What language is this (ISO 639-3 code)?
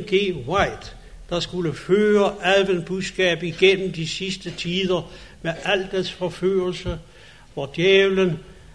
dan